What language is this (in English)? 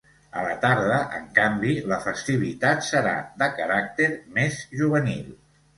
Catalan